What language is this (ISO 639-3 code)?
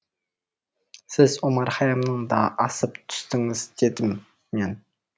kaz